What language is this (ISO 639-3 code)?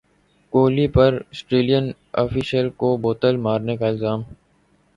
urd